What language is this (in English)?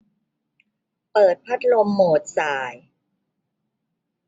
Thai